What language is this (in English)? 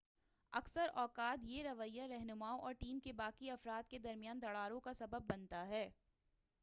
Urdu